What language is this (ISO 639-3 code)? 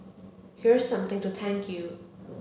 eng